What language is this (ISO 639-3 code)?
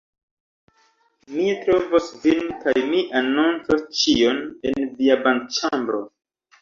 epo